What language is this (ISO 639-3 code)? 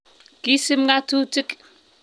kln